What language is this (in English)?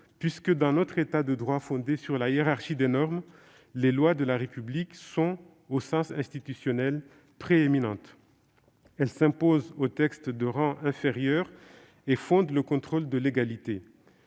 French